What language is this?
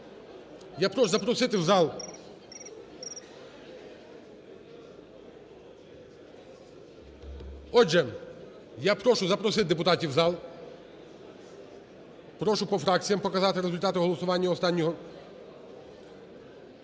Ukrainian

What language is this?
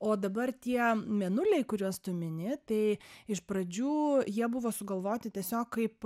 Lithuanian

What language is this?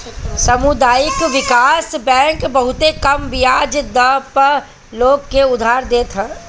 Bhojpuri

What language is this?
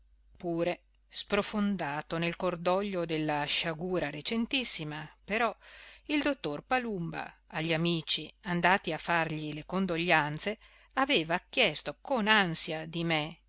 Italian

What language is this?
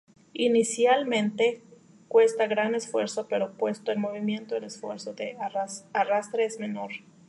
Spanish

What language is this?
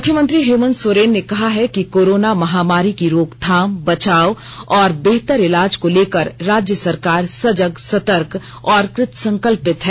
Hindi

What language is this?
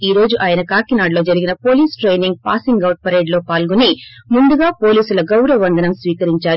Telugu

